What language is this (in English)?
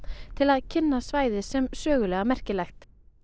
Icelandic